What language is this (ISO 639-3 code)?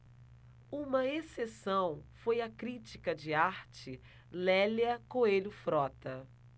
por